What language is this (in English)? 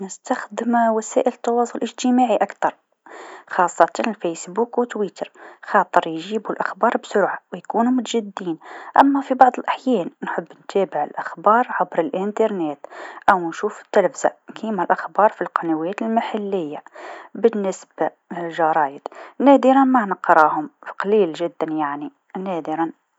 Tunisian Arabic